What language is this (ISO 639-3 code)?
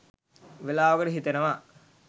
sin